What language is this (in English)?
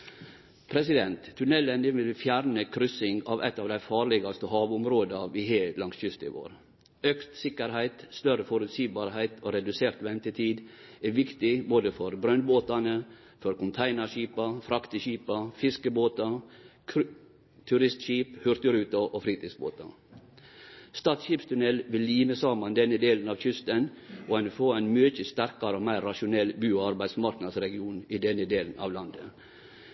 Norwegian Nynorsk